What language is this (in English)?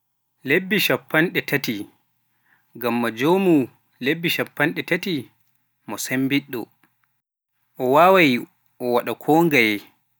Pular